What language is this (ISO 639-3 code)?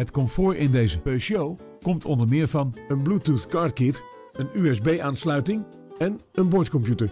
nld